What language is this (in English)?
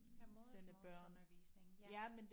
Danish